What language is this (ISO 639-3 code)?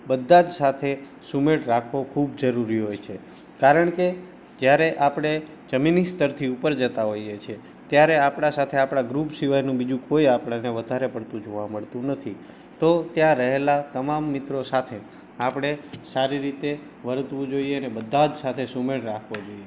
guj